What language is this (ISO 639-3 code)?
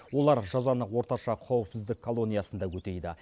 kaz